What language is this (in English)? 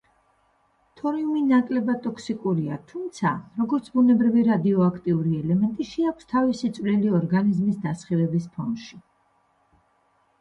Georgian